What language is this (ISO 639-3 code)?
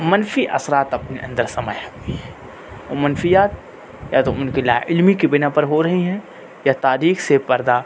urd